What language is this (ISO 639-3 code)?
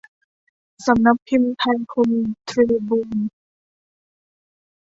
tha